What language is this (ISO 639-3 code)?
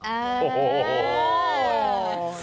tha